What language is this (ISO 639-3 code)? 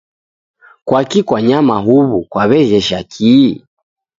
dav